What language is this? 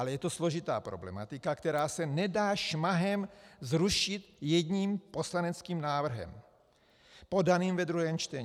Czech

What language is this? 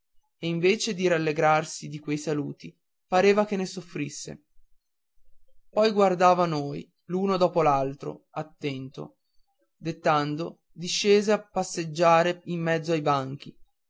Italian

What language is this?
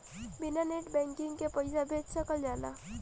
Bhojpuri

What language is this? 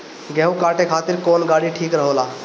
Bhojpuri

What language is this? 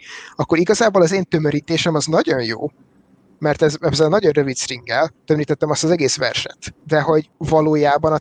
Hungarian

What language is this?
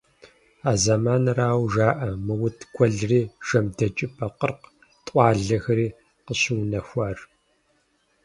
Kabardian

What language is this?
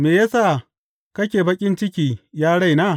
Hausa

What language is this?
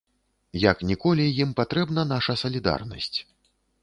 Belarusian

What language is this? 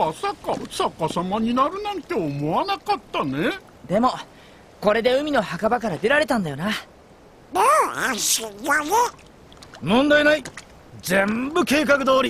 Japanese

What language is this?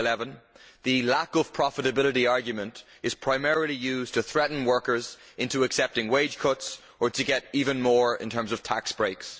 English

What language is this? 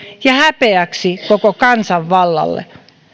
Finnish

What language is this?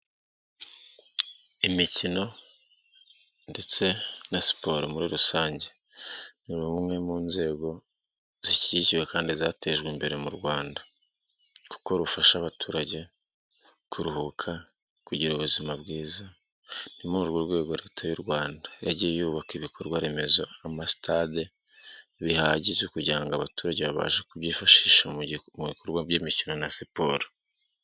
Kinyarwanda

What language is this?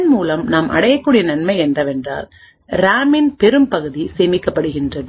Tamil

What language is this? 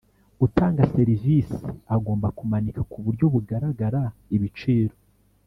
Kinyarwanda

